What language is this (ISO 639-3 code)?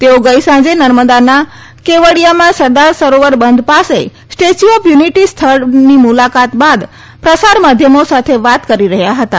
guj